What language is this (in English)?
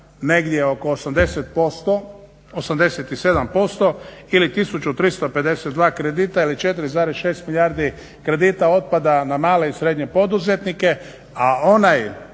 Croatian